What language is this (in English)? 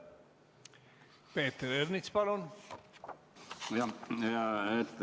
Estonian